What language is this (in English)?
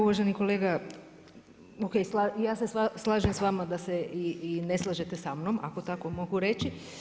Croatian